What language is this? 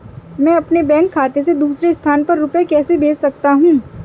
Hindi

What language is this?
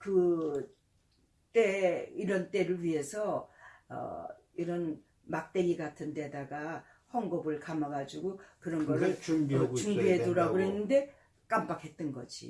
Korean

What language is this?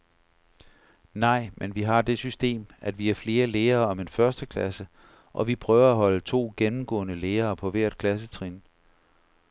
Danish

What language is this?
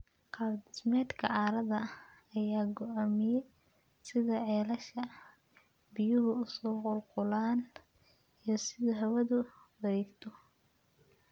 Somali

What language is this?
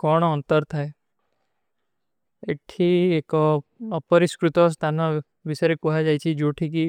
Kui (India)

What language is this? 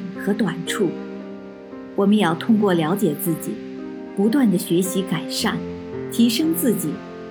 Chinese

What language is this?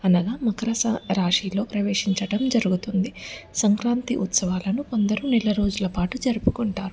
Telugu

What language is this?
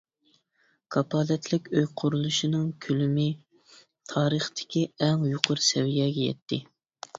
Uyghur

